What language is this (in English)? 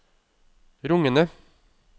Norwegian